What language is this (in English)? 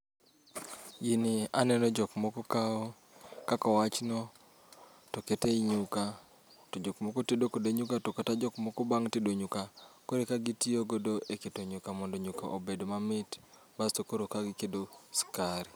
Luo (Kenya and Tanzania)